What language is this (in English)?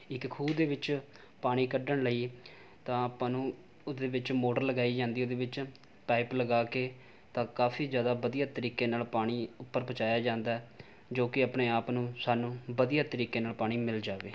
Punjabi